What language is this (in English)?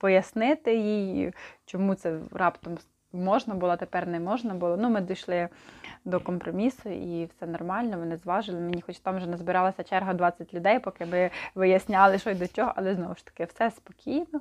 Ukrainian